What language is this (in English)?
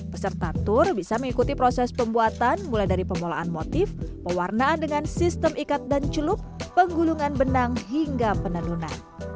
Indonesian